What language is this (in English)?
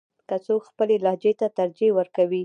Pashto